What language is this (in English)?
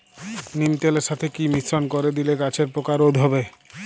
Bangla